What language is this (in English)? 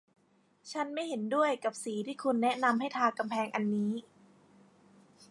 Thai